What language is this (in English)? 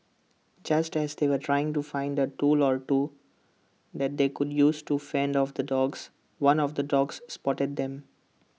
English